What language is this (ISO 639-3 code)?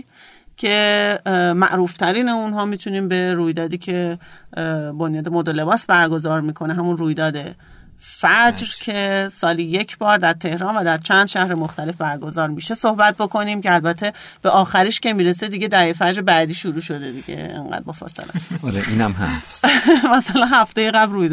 fas